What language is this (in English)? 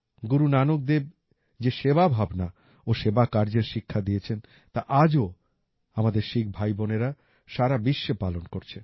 Bangla